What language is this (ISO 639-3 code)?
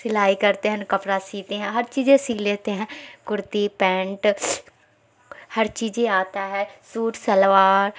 urd